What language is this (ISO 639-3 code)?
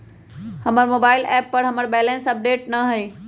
mag